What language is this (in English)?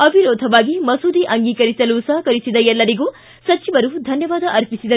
Kannada